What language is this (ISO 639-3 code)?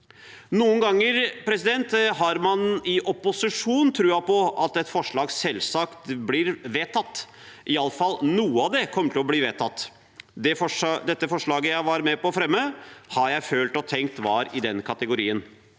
nor